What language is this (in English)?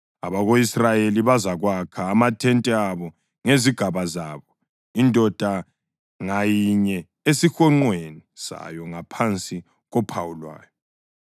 North Ndebele